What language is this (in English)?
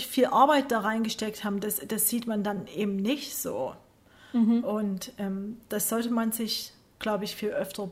German